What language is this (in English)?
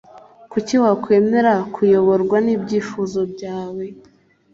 Kinyarwanda